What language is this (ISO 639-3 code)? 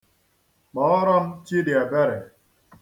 ibo